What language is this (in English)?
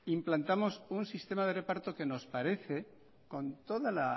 Spanish